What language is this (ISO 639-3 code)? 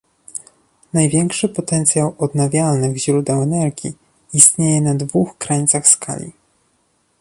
pol